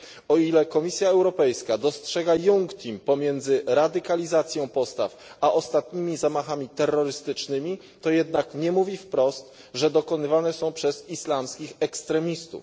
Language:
Polish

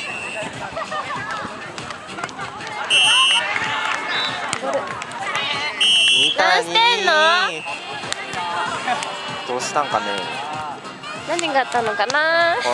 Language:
Japanese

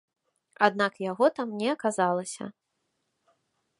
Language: Belarusian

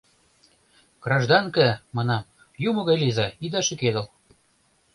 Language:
Mari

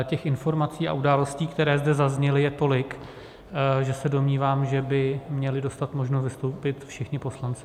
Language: Czech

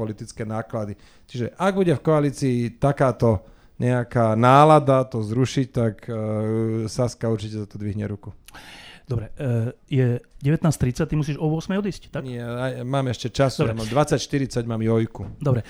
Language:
Slovak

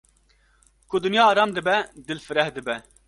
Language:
Kurdish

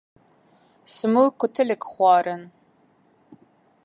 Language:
Kurdish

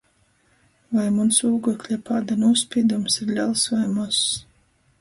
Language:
Latgalian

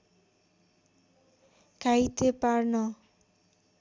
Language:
Nepali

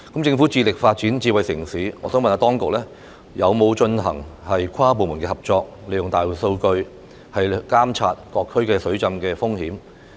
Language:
Cantonese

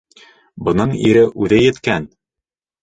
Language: Bashkir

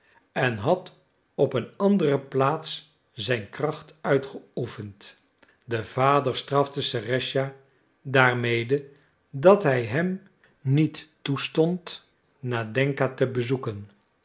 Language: Dutch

